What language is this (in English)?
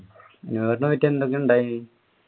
Malayalam